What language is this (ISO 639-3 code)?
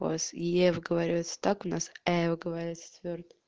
rus